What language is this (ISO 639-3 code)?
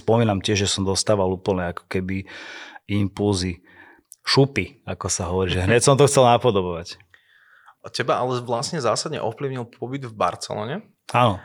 slk